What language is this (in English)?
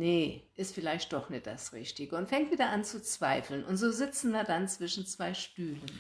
German